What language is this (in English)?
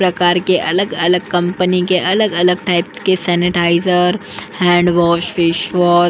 Hindi